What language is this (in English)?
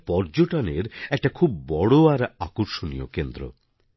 Bangla